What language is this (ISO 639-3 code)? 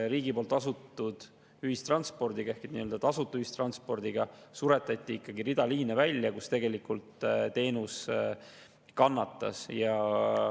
est